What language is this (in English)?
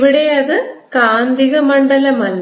Malayalam